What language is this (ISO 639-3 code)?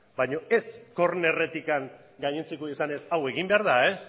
eus